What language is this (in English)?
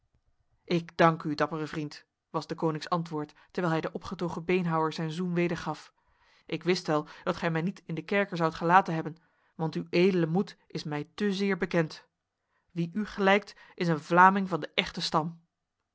Dutch